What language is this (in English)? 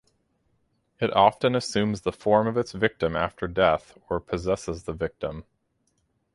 English